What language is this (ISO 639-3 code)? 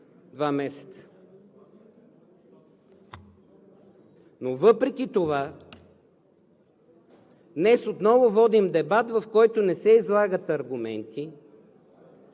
bul